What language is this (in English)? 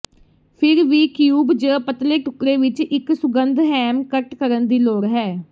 Punjabi